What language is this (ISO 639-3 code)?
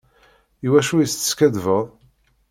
kab